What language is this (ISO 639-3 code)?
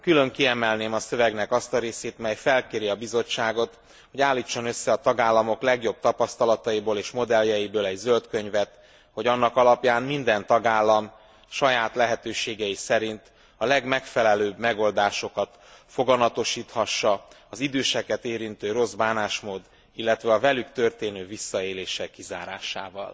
hun